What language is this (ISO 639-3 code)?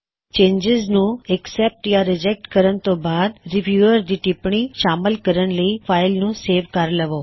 pan